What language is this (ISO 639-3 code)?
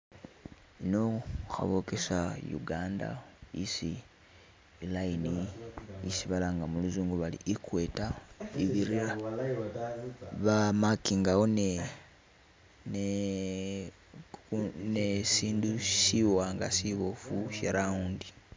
myx